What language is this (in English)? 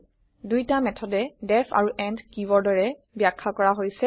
Assamese